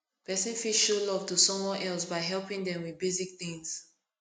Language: Nigerian Pidgin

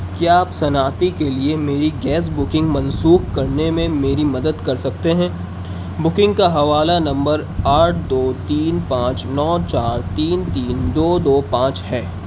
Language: Urdu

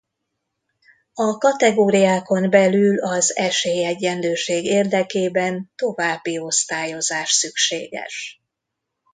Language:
Hungarian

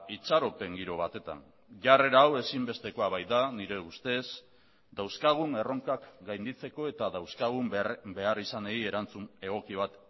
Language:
Basque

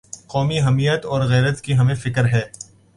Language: Urdu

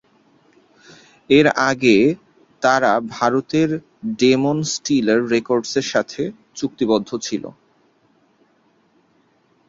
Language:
Bangla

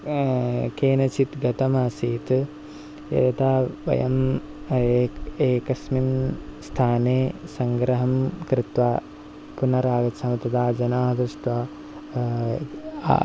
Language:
Sanskrit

